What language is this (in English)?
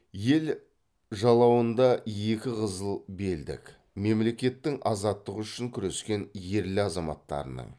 Kazakh